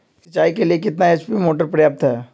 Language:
Magahi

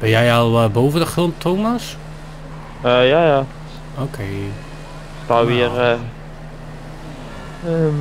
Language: Dutch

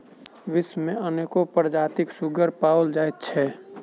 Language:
Maithili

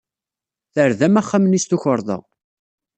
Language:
Kabyle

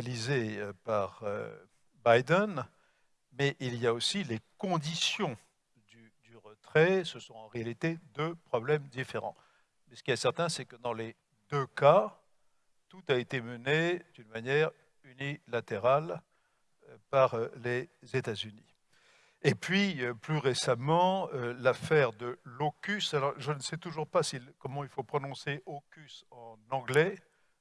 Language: French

